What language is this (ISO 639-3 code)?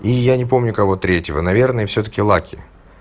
rus